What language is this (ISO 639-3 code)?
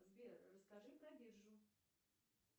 rus